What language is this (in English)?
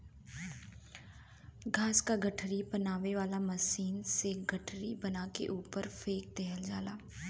Bhojpuri